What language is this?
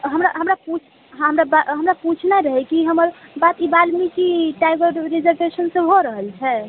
Maithili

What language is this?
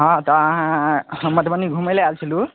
Maithili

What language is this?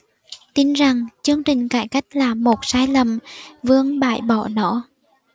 Vietnamese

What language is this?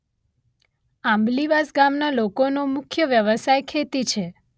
Gujarati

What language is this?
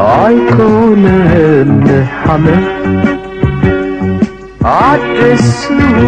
Arabic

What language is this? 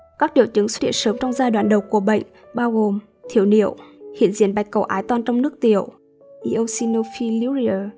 Vietnamese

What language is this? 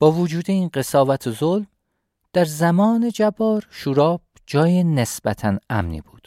Persian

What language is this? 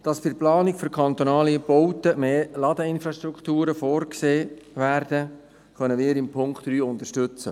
Swiss German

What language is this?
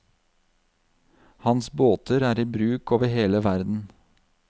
Norwegian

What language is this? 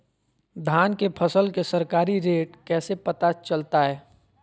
Magahi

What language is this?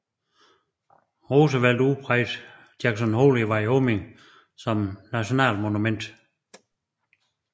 Danish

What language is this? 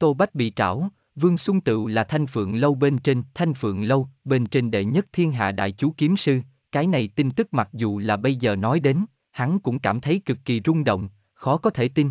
Vietnamese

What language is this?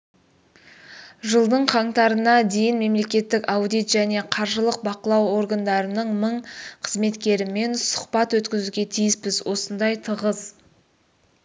Kazakh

